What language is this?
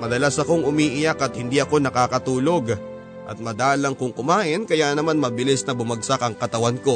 Filipino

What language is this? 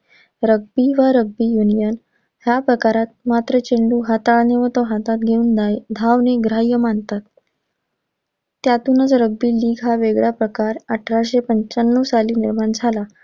Marathi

